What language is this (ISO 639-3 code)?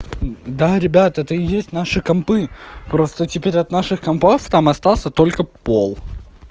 rus